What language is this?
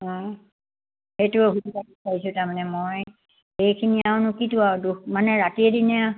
Assamese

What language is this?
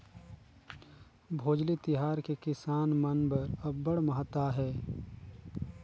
Chhattisgarhi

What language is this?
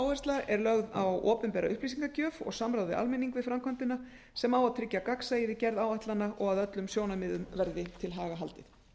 Icelandic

